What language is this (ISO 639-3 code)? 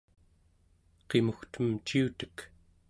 esu